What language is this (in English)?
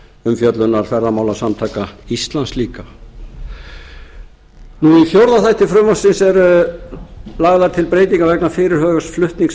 Icelandic